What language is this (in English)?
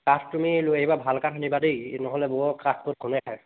Assamese